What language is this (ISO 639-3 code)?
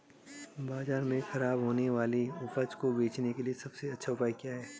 hin